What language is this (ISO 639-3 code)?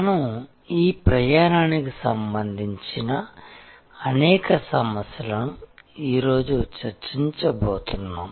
tel